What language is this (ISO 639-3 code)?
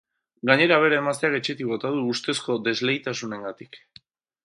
eus